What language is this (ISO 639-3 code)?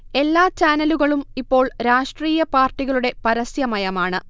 mal